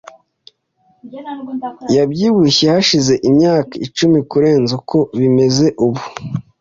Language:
Kinyarwanda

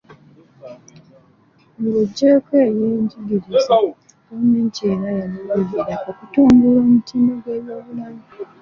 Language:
Ganda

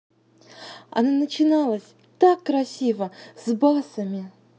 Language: Russian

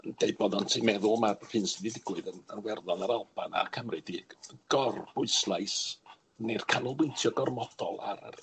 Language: Welsh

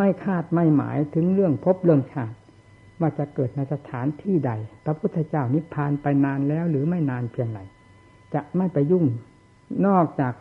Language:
Thai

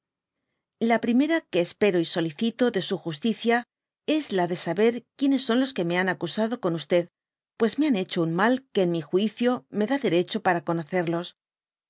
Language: Spanish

